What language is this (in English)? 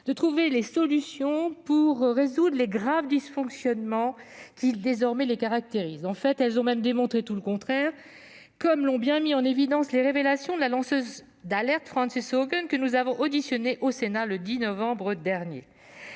French